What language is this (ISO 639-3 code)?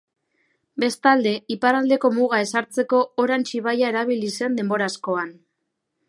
eus